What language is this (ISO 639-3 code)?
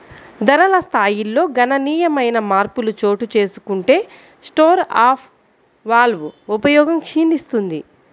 tel